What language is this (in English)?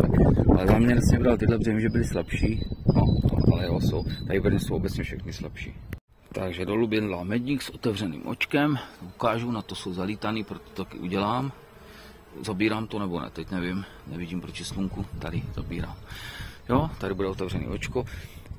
Czech